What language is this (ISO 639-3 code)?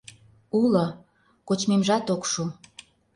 chm